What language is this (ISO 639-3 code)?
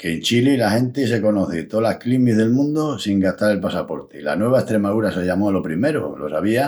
ext